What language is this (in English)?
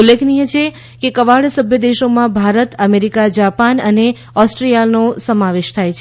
Gujarati